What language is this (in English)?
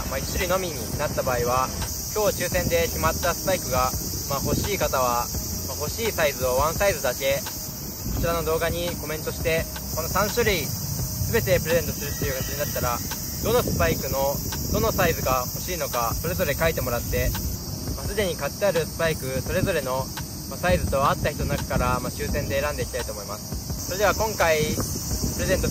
Japanese